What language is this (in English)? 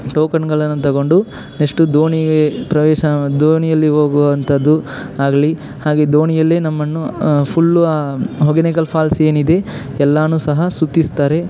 Kannada